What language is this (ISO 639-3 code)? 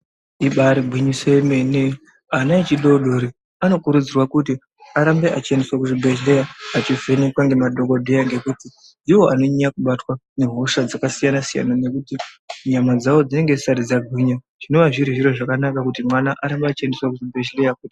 ndc